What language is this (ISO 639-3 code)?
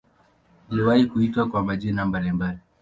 swa